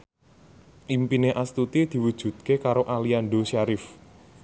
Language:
Javanese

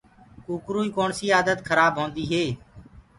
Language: Gurgula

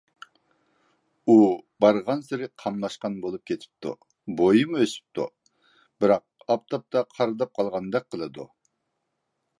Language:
Uyghur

